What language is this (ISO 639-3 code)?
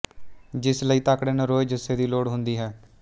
pan